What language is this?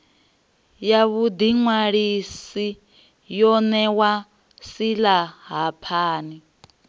Venda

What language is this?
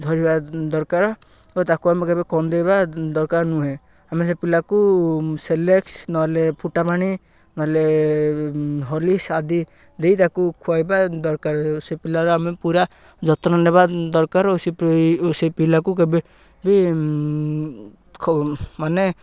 Odia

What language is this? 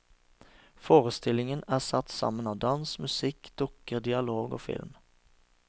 Norwegian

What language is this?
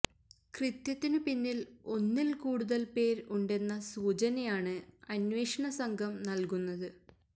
Malayalam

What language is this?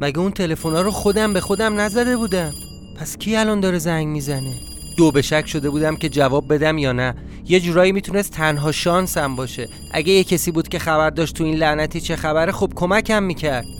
Persian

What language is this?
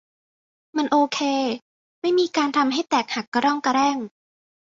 Thai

